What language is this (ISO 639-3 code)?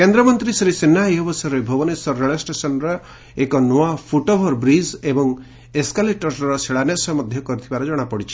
ori